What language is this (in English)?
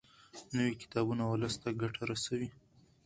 Pashto